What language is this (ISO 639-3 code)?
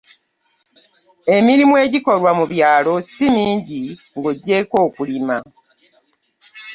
lug